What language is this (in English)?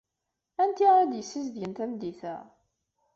Kabyle